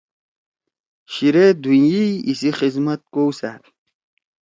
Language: Torwali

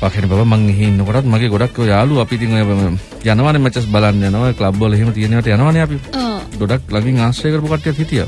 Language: Indonesian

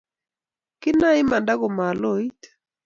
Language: Kalenjin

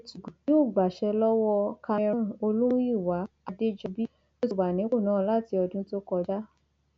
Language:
Yoruba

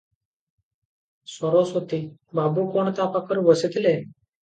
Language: Odia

